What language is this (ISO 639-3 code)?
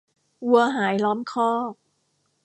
tha